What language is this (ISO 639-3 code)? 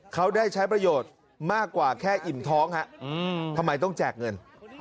tha